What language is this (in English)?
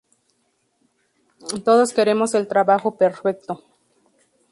Spanish